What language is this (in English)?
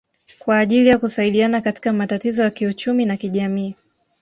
Swahili